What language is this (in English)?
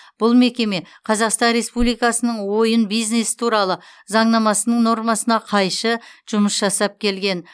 Kazakh